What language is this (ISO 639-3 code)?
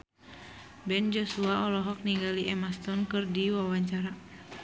sun